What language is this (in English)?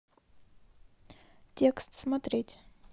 Russian